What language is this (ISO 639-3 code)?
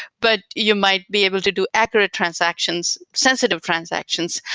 eng